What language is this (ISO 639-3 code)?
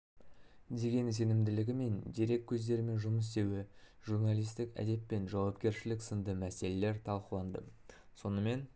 kaz